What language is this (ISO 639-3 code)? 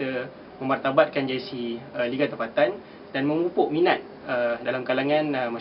msa